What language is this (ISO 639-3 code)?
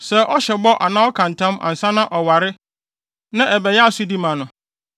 aka